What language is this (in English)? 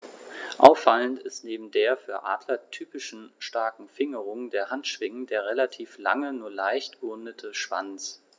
German